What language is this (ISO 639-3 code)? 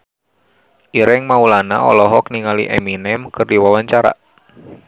sun